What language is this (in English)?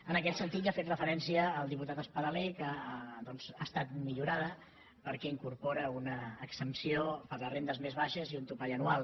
Catalan